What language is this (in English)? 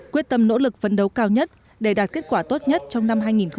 Vietnamese